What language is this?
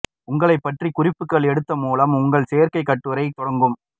Tamil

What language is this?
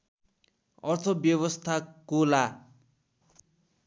Nepali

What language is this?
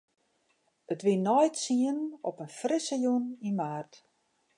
Western Frisian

